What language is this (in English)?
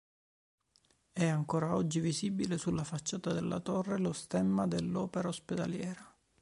Italian